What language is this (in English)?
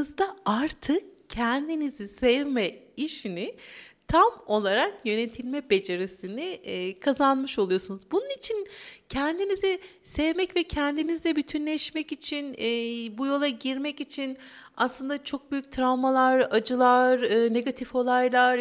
Turkish